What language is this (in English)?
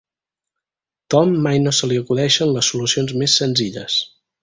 Catalan